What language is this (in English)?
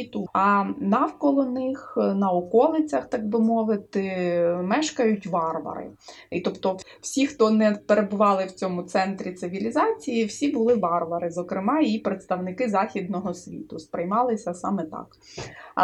Ukrainian